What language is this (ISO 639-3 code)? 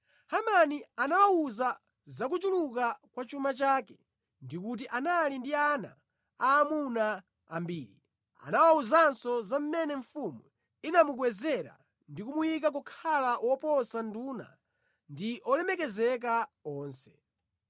nya